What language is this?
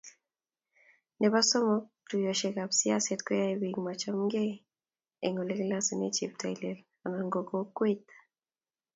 Kalenjin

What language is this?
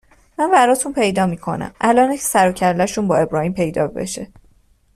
Persian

